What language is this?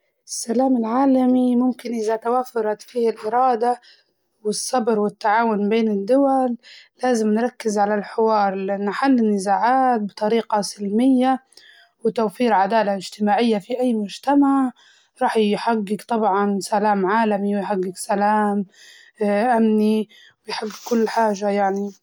Libyan Arabic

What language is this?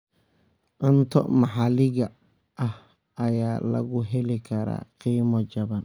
Somali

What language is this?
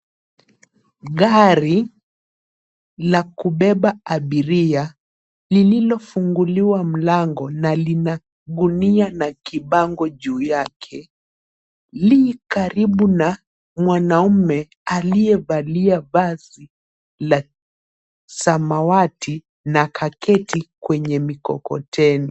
Swahili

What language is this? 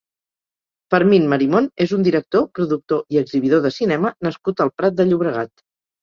Catalan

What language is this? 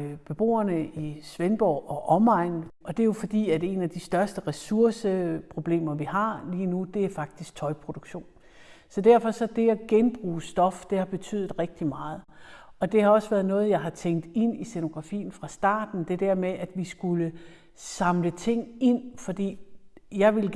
Danish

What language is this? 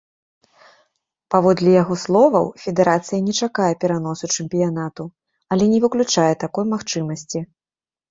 Belarusian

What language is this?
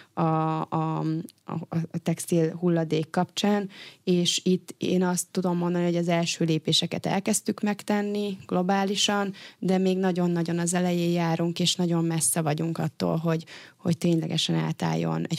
Hungarian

